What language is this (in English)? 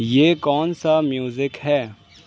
Urdu